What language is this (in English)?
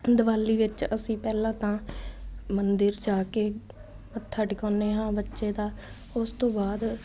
Punjabi